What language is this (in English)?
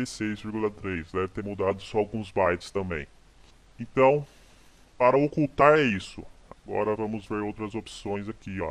Portuguese